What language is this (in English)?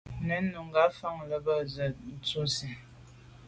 Medumba